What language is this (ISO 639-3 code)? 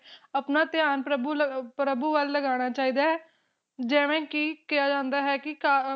pan